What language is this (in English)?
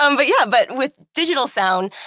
English